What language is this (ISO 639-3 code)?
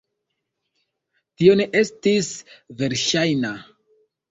epo